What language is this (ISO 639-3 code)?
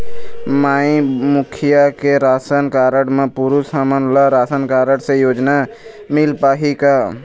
hne